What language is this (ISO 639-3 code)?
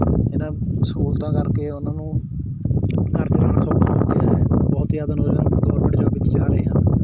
pan